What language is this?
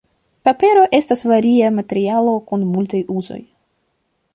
Esperanto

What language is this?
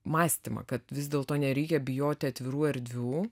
Lithuanian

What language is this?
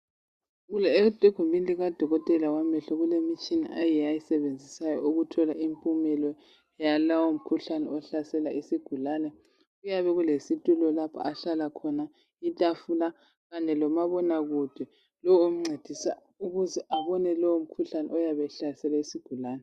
North Ndebele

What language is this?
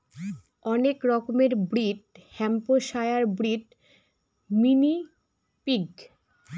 Bangla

